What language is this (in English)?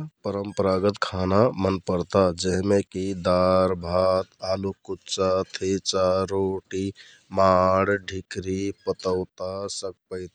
Kathoriya Tharu